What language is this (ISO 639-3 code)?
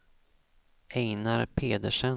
swe